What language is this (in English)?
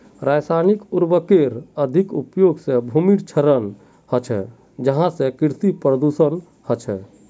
Magahi